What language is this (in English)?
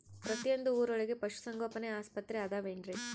Kannada